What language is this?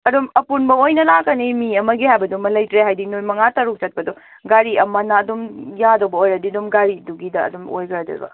Manipuri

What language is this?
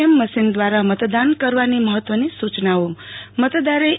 Gujarati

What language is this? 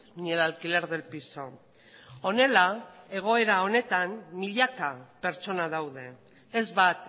Basque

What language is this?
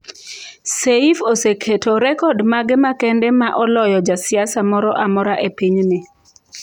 Luo (Kenya and Tanzania)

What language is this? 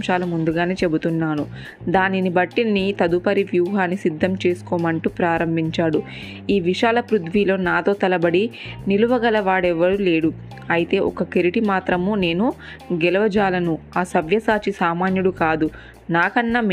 Telugu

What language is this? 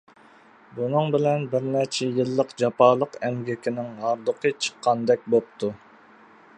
Uyghur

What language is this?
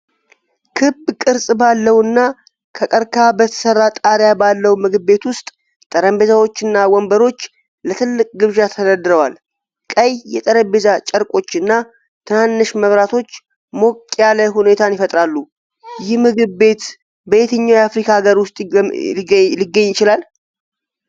Amharic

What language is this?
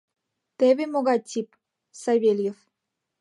Mari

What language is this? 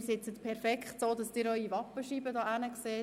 Swiss German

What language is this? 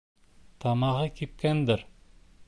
Bashkir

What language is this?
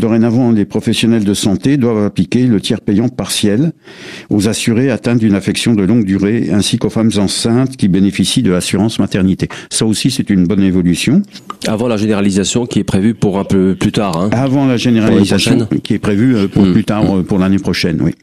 French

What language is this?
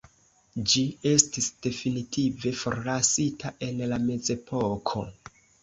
Esperanto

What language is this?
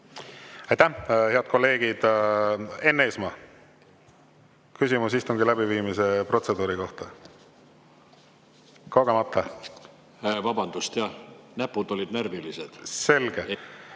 Estonian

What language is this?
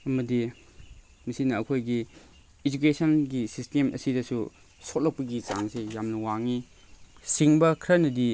Manipuri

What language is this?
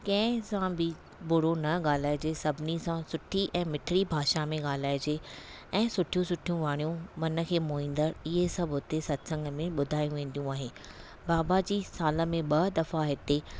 Sindhi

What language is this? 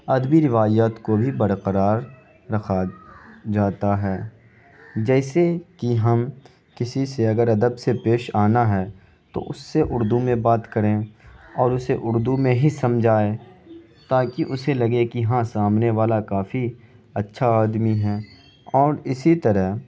Urdu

